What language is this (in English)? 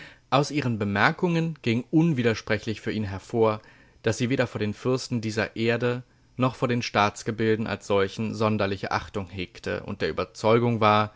German